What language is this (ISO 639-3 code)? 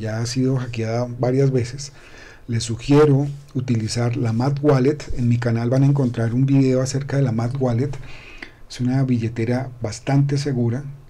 spa